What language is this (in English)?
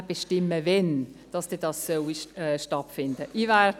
Swiss German